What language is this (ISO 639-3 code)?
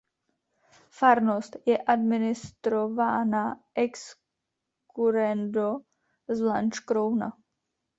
ces